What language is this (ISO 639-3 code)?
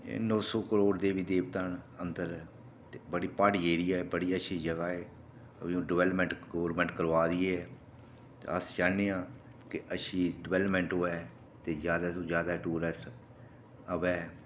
doi